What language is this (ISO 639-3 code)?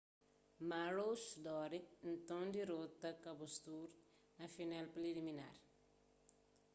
kea